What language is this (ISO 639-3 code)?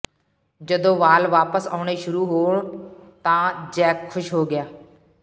pan